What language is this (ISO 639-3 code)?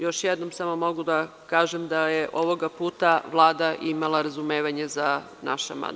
srp